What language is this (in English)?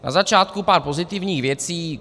Czech